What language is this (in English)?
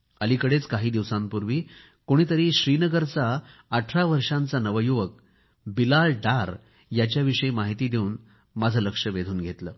Marathi